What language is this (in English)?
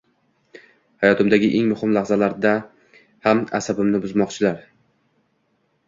Uzbek